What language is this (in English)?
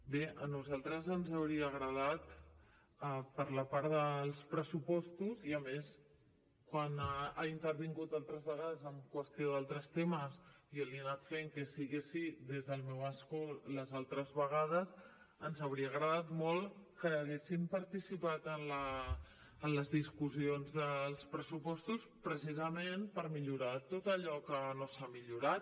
Catalan